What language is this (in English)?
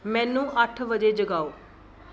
Punjabi